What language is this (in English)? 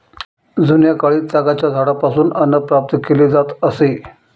Marathi